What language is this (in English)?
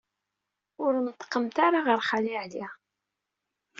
Kabyle